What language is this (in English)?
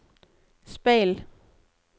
Norwegian